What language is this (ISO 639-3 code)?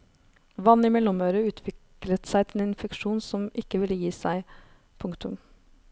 nor